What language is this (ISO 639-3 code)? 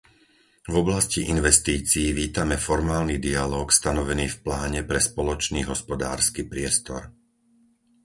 slk